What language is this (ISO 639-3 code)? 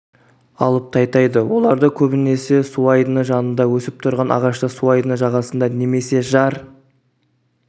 kaz